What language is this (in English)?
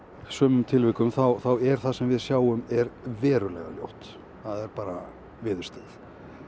Icelandic